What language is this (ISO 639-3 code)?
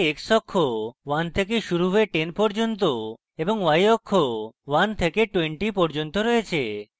ben